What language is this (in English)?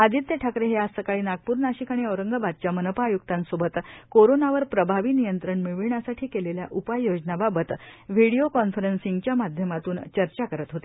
Marathi